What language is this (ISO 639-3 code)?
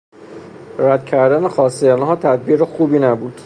fas